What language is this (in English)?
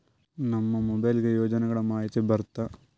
Kannada